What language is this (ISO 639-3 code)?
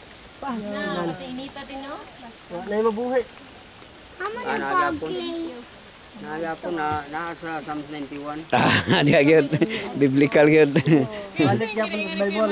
fil